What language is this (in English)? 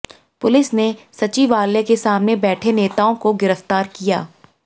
Hindi